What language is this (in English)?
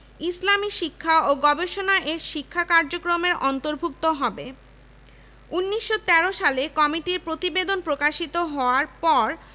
Bangla